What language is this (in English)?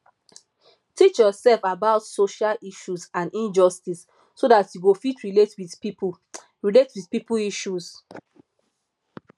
Nigerian Pidgin